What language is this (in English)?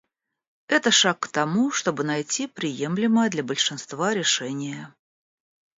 Russian